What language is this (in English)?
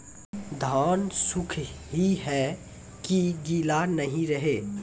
Maithili